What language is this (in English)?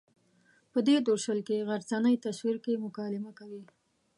Pashto